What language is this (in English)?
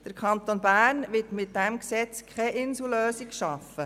Swiss German